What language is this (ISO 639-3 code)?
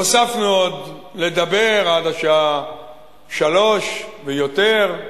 heb